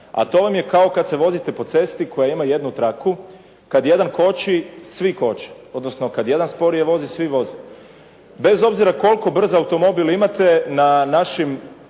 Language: Croatian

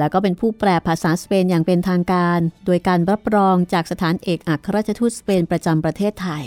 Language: Thai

